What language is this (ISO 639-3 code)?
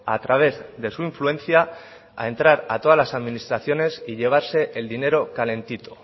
spa